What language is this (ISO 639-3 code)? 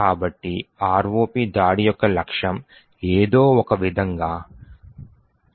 tel